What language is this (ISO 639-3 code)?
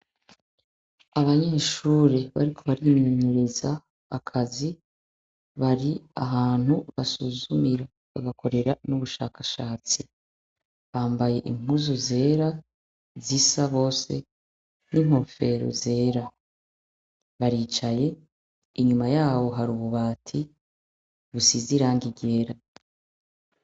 run